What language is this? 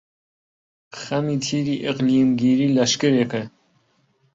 Central Kurdish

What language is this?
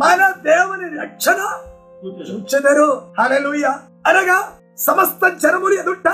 Telugu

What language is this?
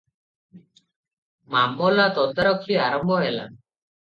Odia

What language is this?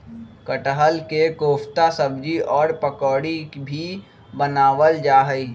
Magahi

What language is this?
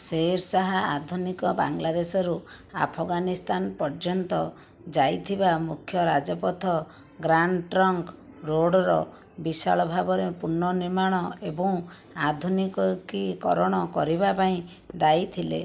Odia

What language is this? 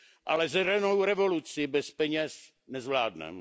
Czech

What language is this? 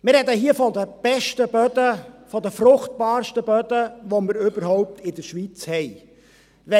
Swiss German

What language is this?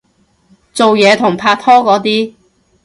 Cantonese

